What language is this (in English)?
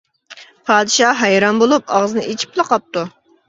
Uyghur